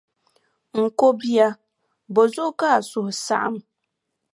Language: Dagbani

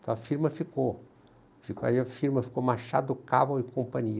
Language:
Portuguese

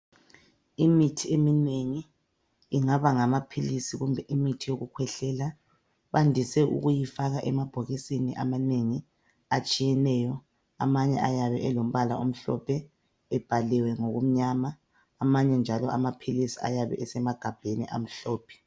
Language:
North Ndebele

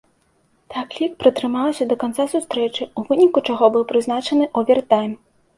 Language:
Belarusian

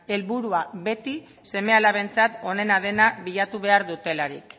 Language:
Basque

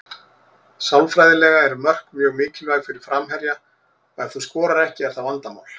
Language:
Icelandic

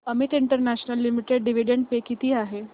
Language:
Marathi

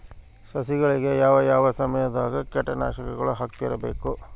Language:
Kannada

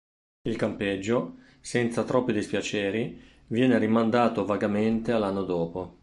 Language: Italian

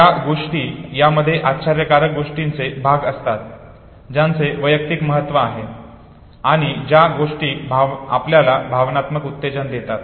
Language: Marathi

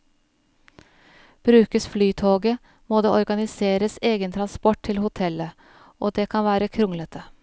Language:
Norwegian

